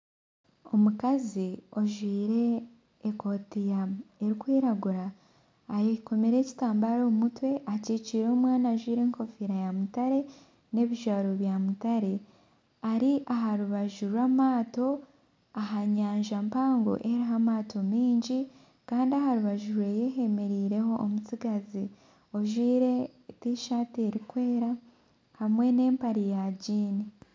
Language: Nyankole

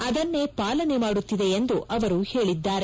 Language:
Kannada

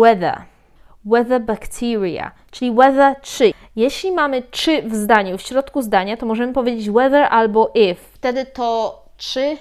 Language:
Polish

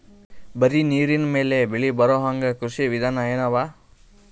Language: Kannada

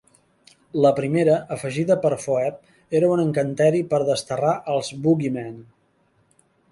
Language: Catalan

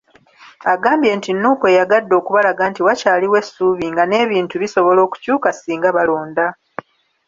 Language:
Ganda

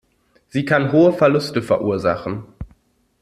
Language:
German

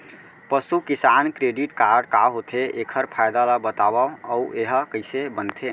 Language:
Chhattisgarhi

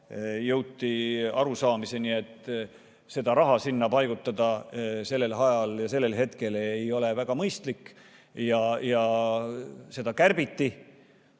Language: Estonian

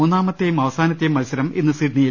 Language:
Malayalam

